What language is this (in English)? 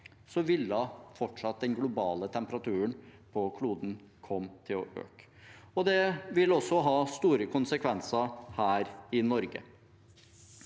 Norwegian